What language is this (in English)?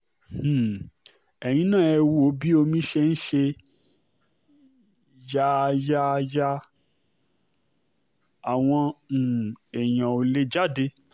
Yoruba